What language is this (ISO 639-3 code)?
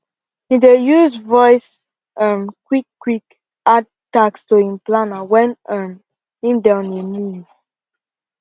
pcm